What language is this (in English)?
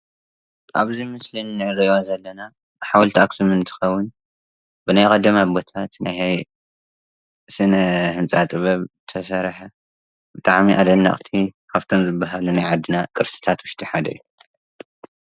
Tigrinya